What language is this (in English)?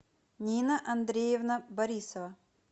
Russian